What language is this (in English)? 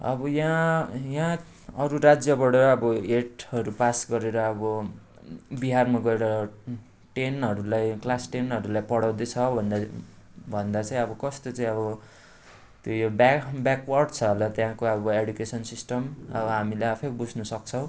Nepali